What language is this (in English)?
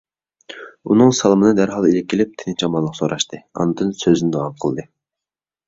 Uyghur